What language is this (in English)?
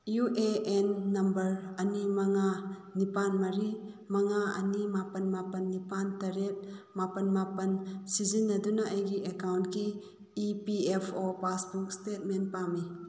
Manipuri